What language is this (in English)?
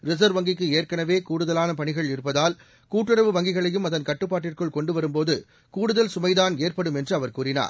Tamil